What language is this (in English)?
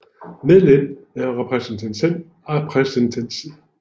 Danish